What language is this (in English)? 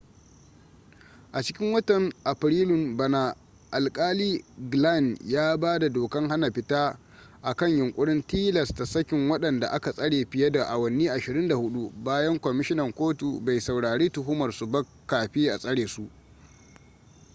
Hausa